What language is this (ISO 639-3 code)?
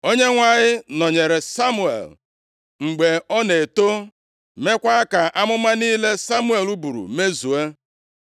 ibo